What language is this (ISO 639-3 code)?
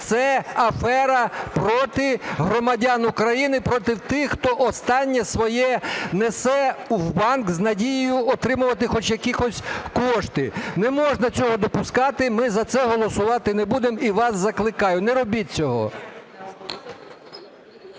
ukr